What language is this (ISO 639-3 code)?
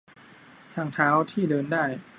tha